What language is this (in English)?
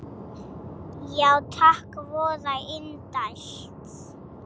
Icelandic